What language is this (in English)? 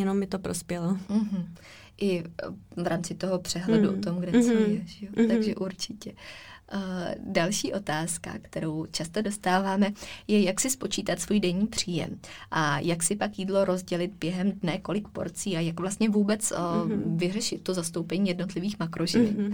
Czech